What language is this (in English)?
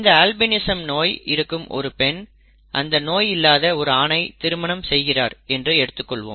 Tamil